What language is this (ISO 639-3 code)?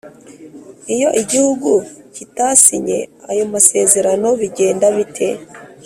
kin